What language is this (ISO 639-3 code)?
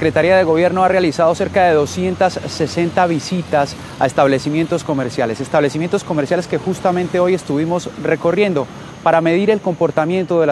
spa